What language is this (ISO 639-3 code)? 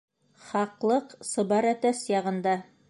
bak